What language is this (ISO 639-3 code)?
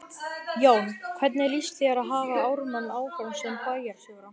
isl